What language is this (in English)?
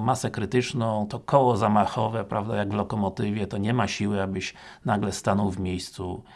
Polish